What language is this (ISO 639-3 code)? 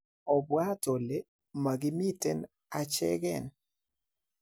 kln